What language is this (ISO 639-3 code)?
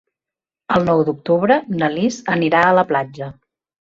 cat